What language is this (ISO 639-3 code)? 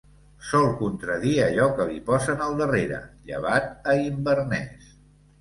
cat